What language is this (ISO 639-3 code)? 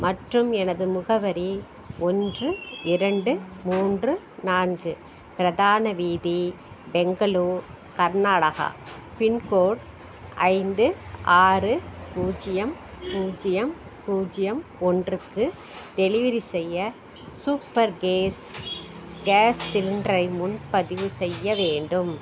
tam